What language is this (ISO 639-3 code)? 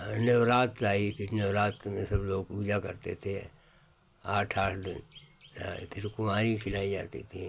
hin